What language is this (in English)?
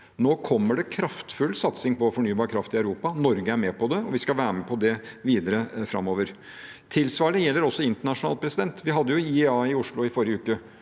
Norwegian